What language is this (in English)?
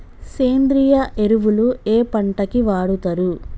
Telugu